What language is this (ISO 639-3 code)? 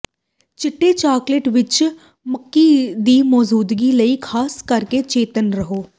pan